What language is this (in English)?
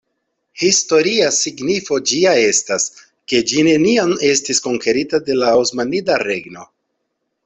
Esperanto